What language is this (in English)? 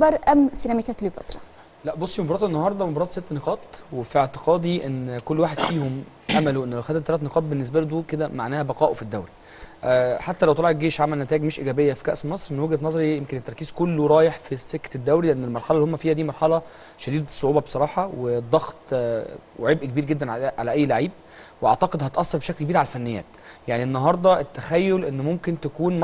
Arabic